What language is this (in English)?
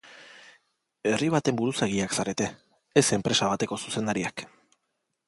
Basque